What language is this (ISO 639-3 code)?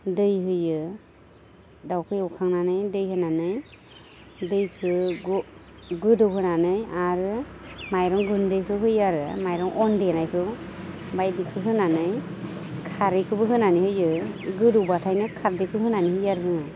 brx